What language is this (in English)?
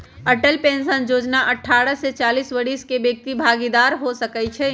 Magahi